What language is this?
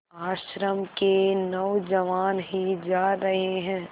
Hindi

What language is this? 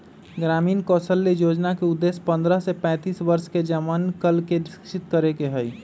Magahi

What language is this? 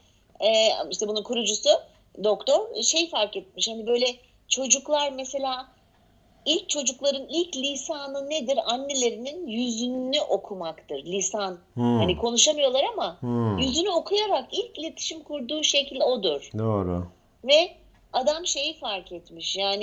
Turkish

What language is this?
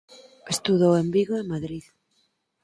Galician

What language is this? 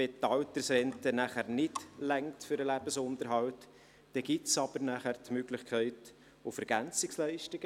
Swiss German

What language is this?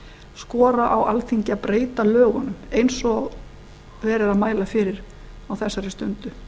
Icelandic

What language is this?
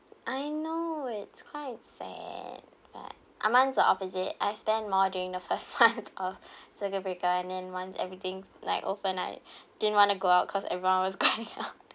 English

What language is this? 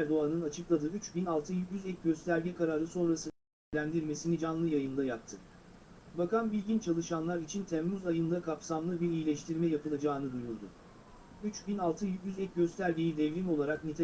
Turkish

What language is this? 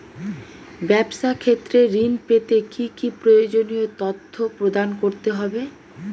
Bangla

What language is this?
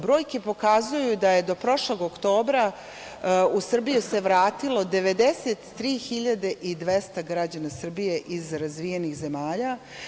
Serbian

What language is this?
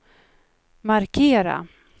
Swedish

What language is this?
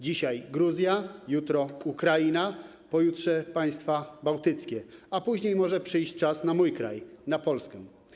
Polish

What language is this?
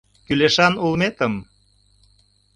Mari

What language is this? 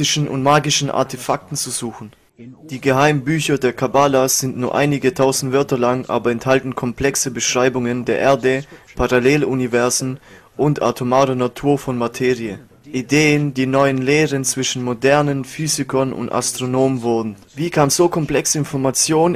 German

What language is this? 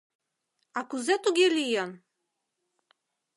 Mari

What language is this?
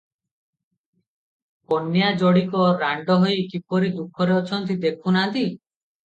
Odia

